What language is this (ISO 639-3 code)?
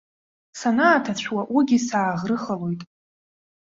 abk